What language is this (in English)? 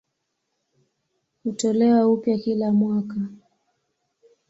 Swahili